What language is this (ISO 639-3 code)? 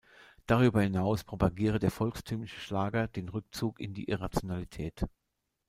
deu